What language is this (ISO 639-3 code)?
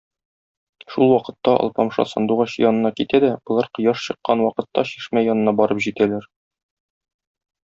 tat